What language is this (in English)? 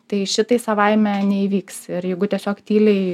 Lithuanian